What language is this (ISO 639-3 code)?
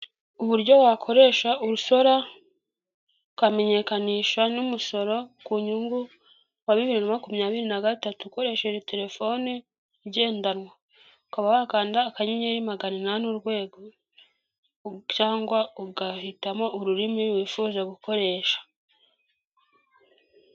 kin